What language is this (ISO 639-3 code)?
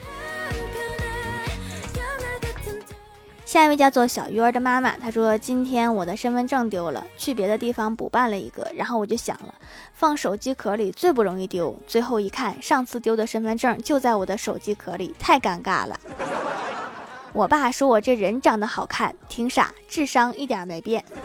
zho